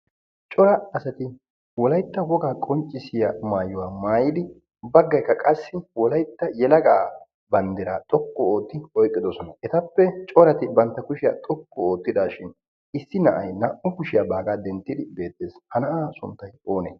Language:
Wolaytta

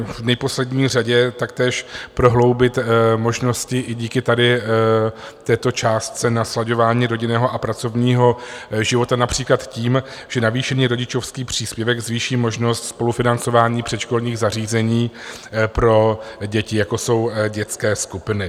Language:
Czech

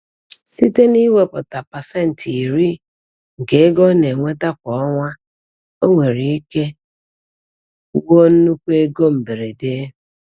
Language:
Igbo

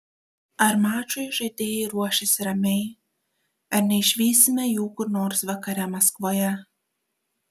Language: Lithuanian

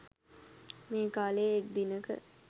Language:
Sinhala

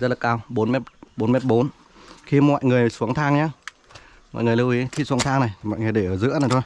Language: Vietnamese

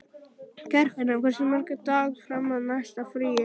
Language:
Icelandic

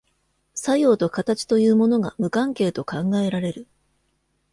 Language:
Japanese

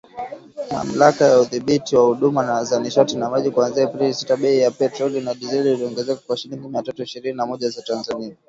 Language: Swahili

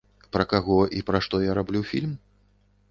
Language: Belarusian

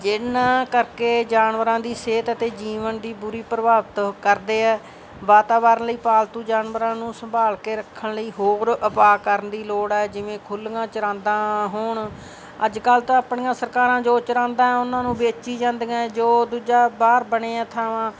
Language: Punjabi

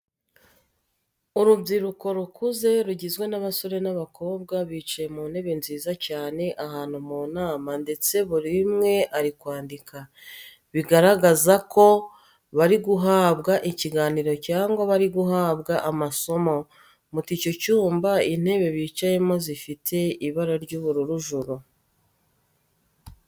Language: Kinyarwanda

